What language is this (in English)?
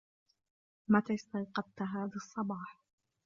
Arabic